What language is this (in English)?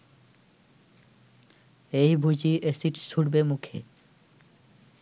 Bangla